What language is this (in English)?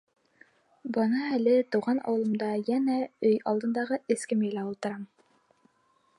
Bashkir